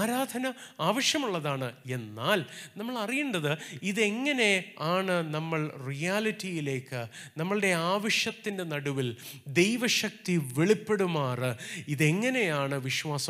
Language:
Malayalam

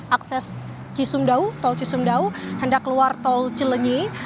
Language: Indonesian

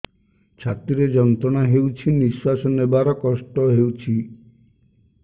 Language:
Odia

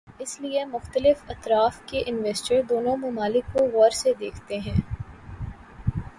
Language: Urdu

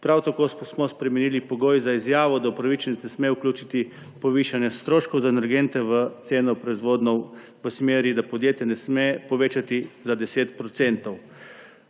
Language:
Slovenian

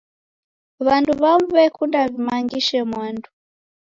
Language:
Taita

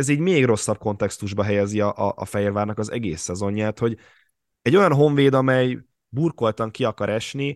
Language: Hungarian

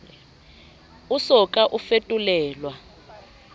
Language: Southern Sotho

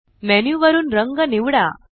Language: Marathi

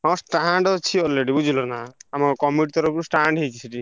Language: Odia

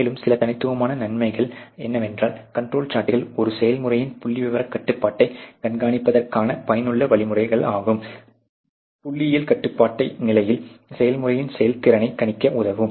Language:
Tamil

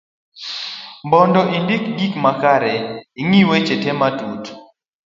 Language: Luo (Kenya and Tanzania)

